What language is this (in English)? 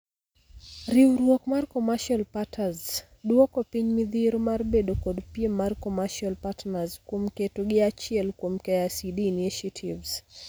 Luo (Kenya and Tanzania)